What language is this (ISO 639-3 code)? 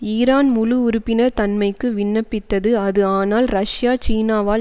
tam